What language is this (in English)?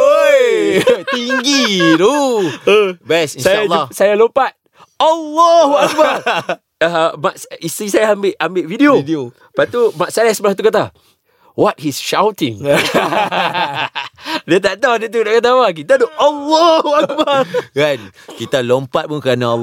Malay